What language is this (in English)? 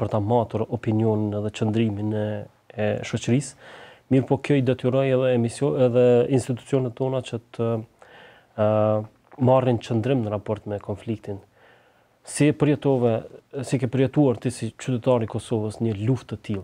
Romanian